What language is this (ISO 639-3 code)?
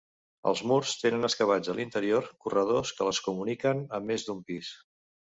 cat